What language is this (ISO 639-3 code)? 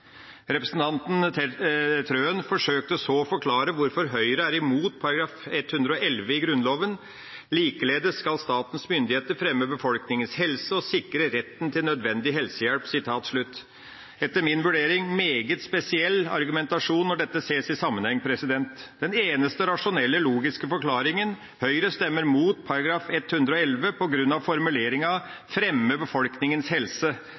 nob